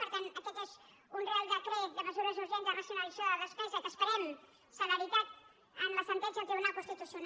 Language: Catalan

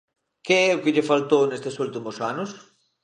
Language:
Galician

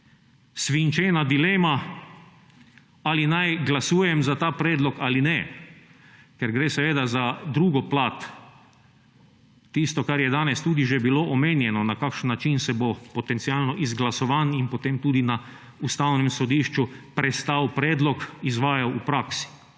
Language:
Slovenian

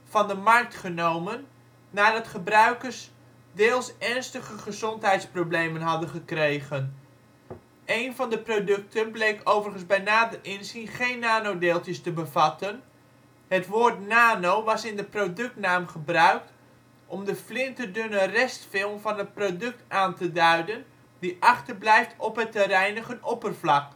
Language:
Dutch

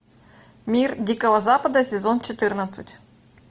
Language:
Russian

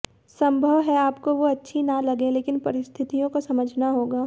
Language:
Hindi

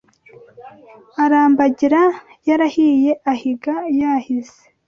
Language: Kinyarwanda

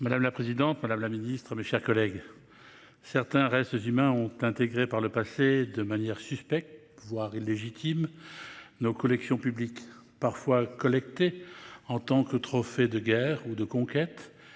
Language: French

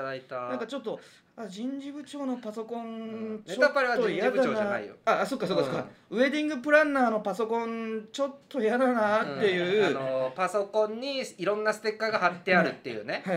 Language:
Japanese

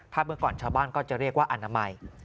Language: Thai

